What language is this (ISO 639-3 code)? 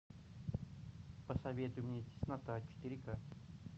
rus